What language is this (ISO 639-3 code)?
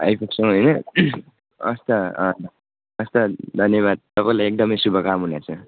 nep